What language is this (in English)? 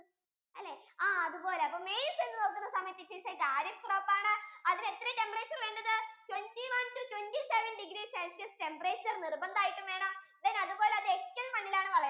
Malayalam